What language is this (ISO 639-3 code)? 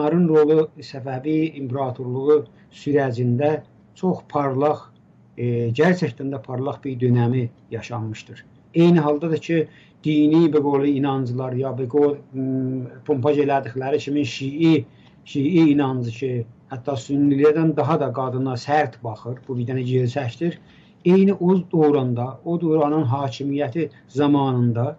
tur